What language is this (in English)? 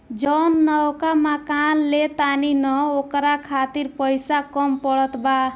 Bhojpuri